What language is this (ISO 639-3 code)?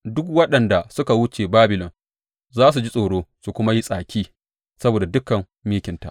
hau